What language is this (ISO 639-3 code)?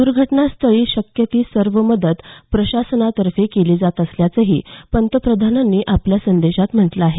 mar